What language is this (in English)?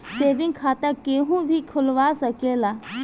Bhojpuri